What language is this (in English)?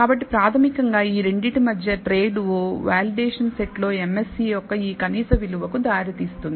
Telugu